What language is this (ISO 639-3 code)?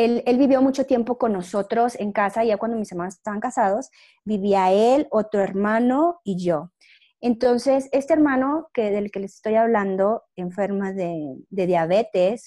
spa